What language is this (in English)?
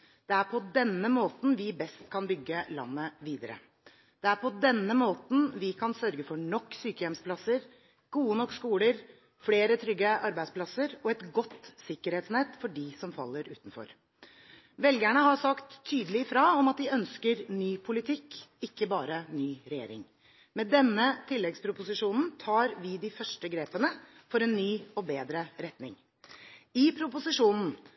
Norwegian Bokmål